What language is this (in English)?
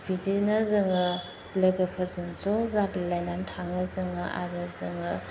Bodo